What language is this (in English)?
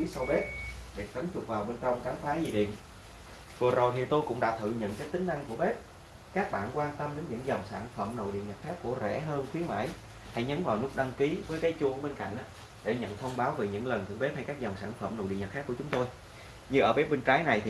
Vietnamese